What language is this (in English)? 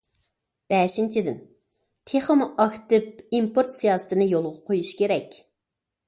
Uyghur